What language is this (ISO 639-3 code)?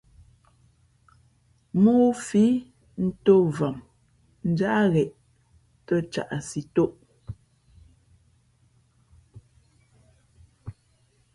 fmp